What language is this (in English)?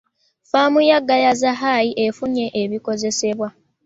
Ganda